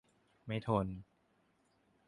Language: Thai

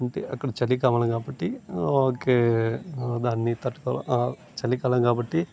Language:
Telugu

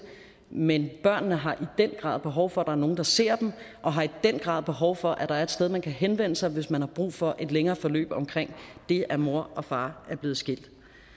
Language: Danish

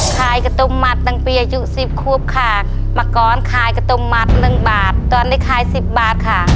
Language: Thai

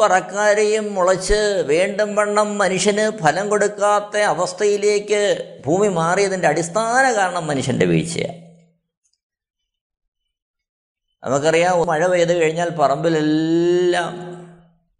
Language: Malayalam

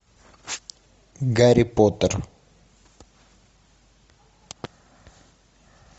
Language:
Russian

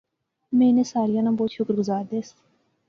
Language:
Pahari-Potwari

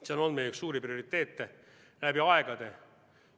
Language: Estonian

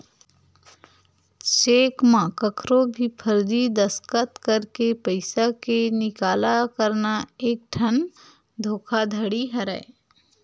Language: Chhattisgarhi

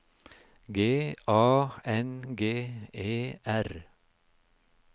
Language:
Norwegian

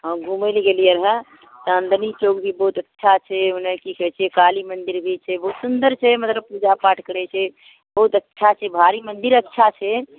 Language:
Maithili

